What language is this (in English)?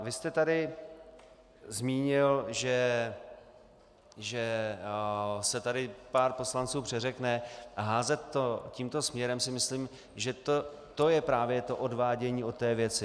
Czech